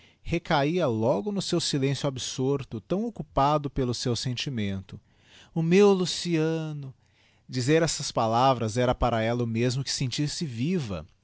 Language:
Portuguese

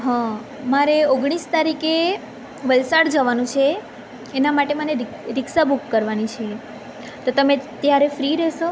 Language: Gujarati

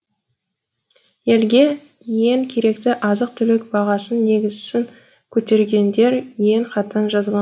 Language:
Kazakh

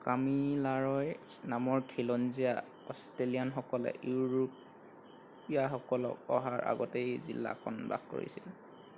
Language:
Assamese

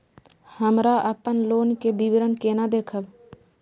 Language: Maithili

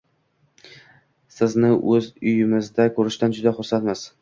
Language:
Uzbek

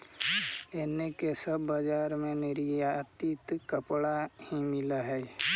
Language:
Magahi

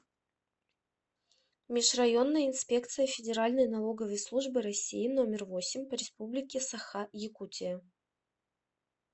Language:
Russian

